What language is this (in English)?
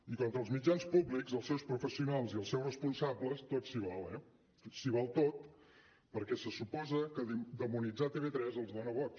Catalan